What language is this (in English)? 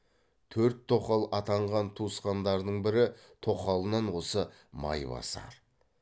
Kazakh